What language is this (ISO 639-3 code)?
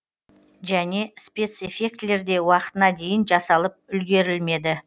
kaz